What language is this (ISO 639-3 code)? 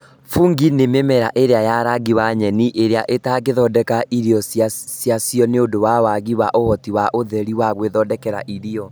kik